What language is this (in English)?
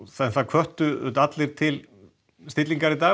Icelandic